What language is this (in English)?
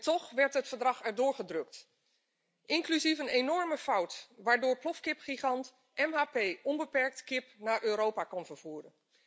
Dutch